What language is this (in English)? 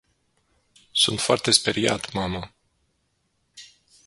Romanian